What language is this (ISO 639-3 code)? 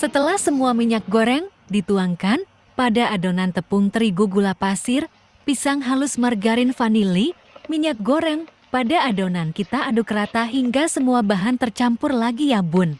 ind